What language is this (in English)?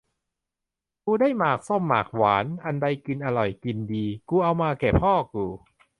Thai